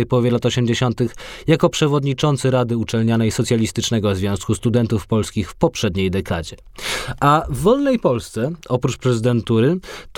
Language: Polish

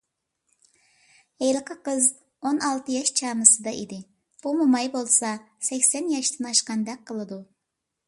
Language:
Uyghur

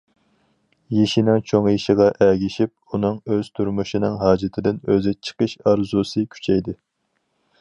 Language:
Uyghur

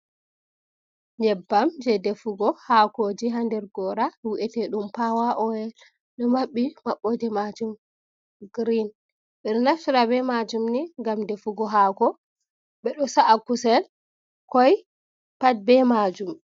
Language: Fula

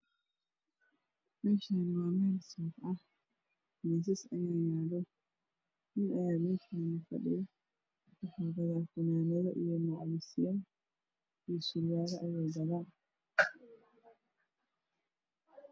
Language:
Somali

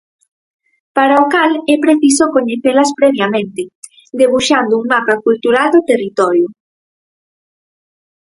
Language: Galician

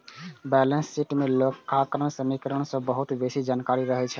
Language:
Maithili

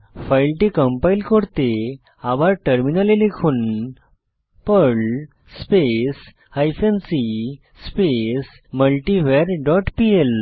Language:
Bangla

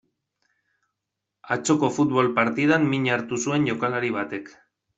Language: Basque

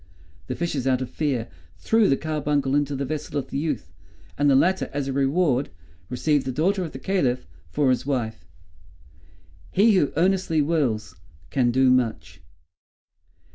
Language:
English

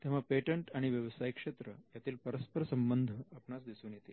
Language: Marathi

